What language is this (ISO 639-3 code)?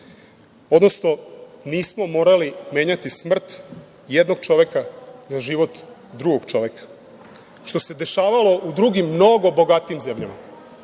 srp